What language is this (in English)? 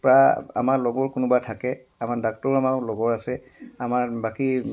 Assamese